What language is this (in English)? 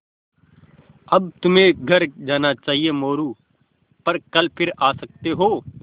Hindi